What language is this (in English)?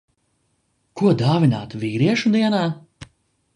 Latvian